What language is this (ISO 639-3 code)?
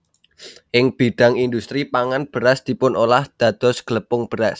jav